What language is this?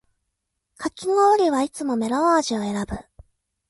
Japanese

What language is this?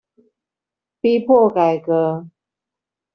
Chinese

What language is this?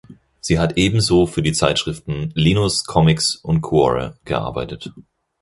German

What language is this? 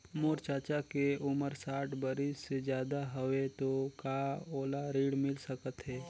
Chhattisgarhi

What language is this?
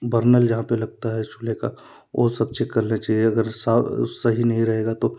Hindi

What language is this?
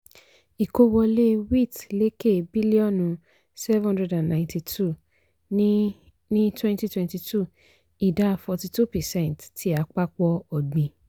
Yoruba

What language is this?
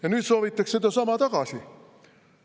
Estonian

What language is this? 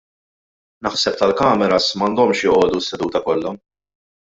Maltese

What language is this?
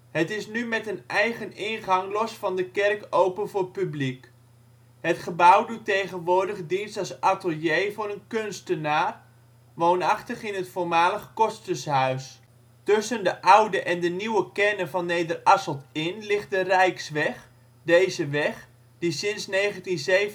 Dutch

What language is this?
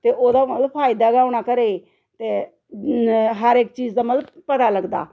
Dogri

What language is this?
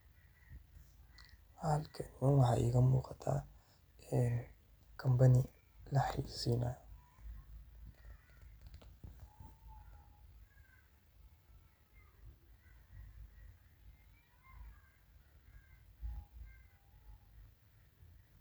Somali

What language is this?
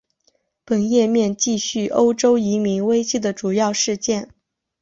Chinese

